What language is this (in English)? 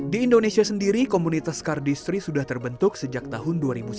Indonesian